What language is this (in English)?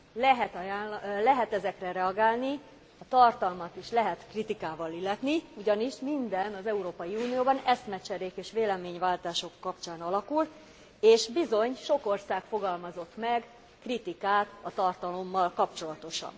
Hungarian